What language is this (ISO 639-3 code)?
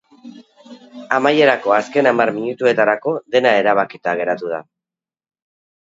eus